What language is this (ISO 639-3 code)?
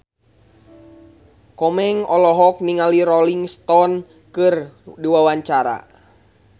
sun